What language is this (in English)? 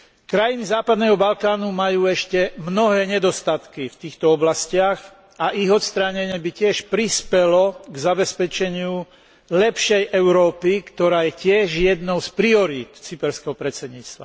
Slovak